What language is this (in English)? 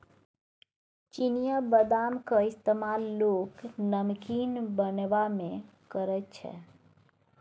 Maithili